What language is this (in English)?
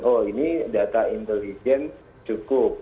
Indonesian